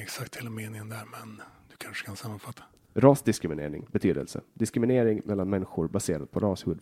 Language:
Swedish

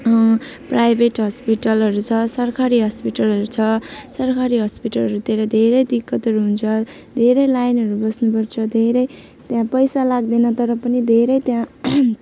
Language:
Nepali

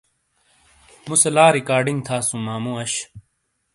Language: Shina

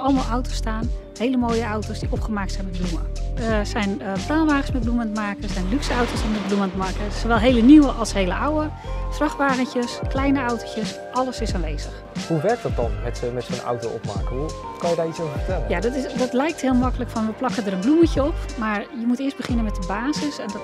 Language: Dutch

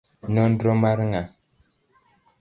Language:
Luo (Kenya and Tanzania)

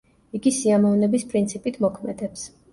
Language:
Georgian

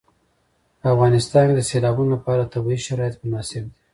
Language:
Pashto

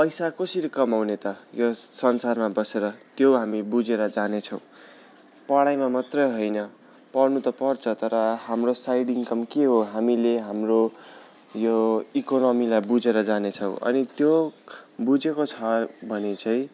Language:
Nepali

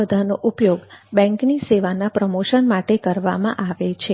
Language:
Gujarati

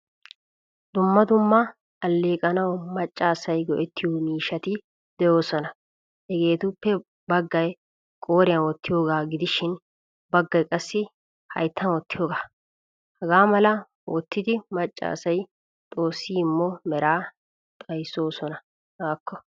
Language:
Wolaytta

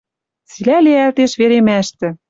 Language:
Western Mari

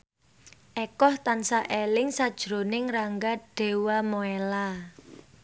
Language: Javanese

